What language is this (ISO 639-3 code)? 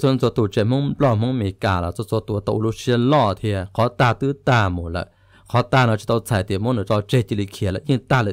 tha